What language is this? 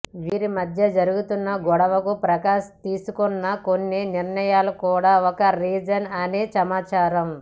Telugu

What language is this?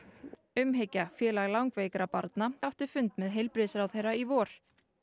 Icelandic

